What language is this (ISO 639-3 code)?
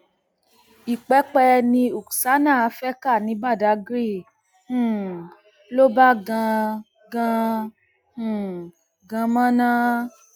yor